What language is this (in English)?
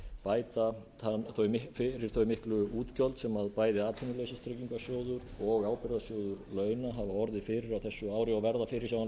Icelandic